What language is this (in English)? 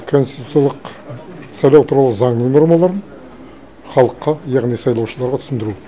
Kazakh